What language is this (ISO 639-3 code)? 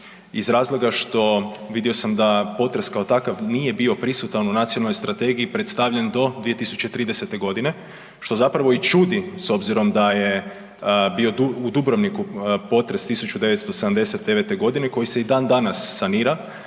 hrv